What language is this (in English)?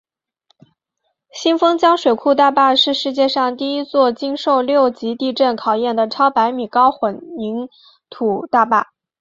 Chinese